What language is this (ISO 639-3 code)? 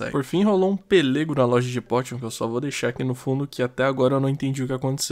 por